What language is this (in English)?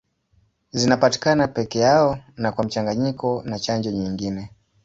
Swahili